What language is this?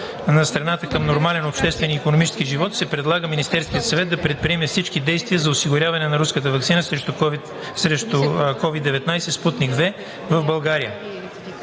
Bulgarian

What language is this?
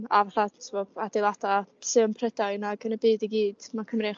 Welsh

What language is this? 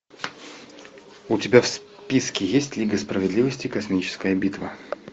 Russian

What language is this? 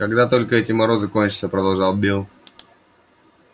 Russian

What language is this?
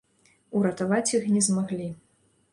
Belarusian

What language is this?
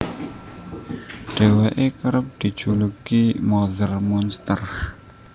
Javanese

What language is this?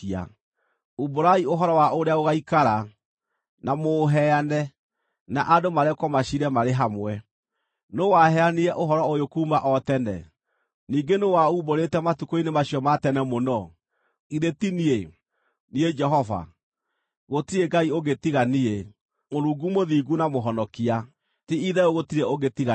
Kikuyu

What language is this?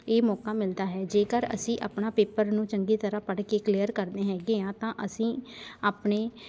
Punjabi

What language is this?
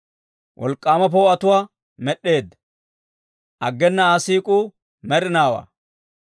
Dawro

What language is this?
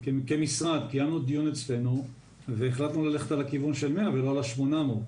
Hebrew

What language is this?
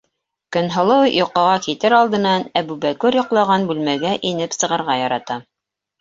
Bashkir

